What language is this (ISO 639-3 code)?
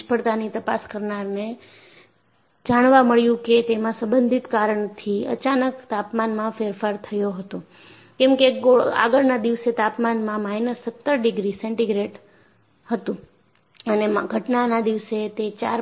guj